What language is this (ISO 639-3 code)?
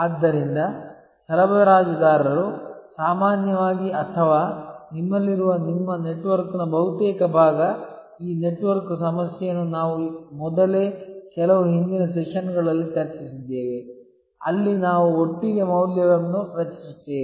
kan